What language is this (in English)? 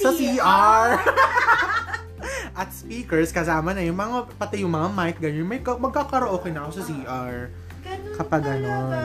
Filipino